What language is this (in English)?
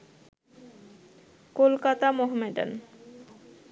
Bangla